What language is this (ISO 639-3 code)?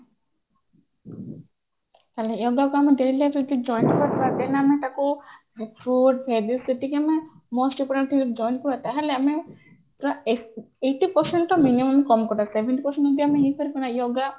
ori